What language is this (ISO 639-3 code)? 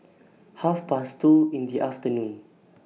eng